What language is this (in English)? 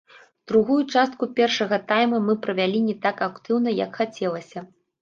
Belarusian